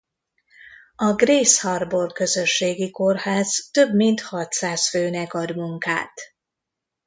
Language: Hungarian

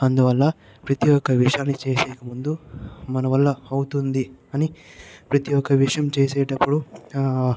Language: Telugu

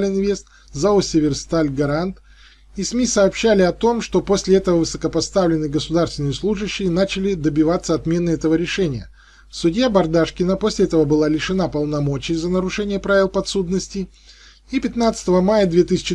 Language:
Russian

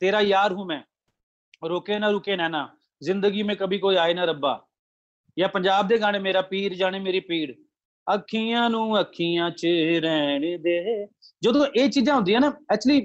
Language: Punjabi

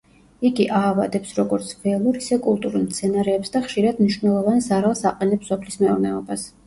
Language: Georgian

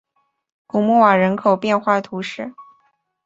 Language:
Chinese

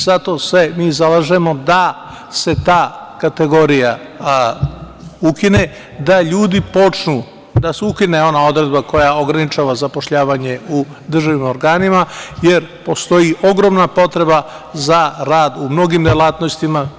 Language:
Serbian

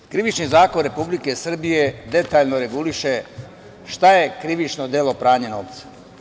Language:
Serbian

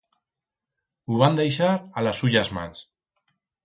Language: Aragonese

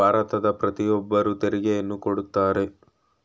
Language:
Kannada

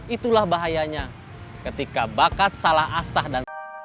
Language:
Indonesian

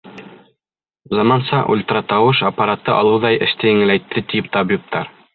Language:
Bashkir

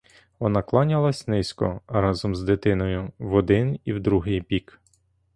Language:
Ukrainian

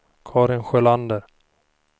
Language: Swedish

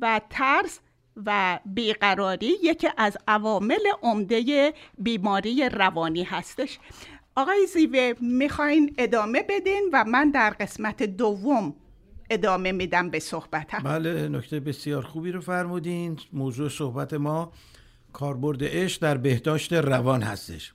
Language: Persian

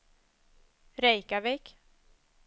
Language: Swedish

